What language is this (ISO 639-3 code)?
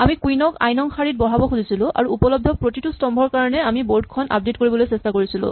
asm